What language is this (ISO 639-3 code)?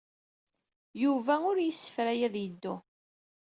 kab